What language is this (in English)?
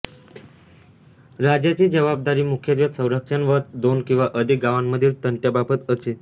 Marathi